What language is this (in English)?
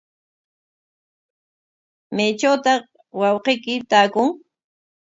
Corongo Ancash Quechua